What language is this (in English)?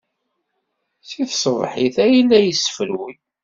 Kabyle